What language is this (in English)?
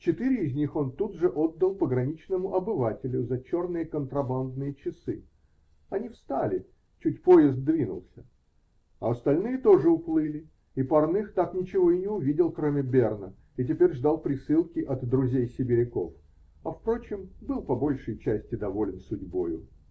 Russian